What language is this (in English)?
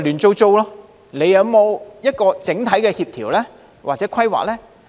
Cantonese